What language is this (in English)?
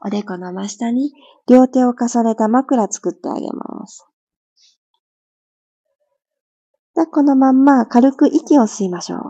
Japanese